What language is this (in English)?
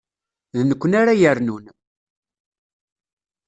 Kabyle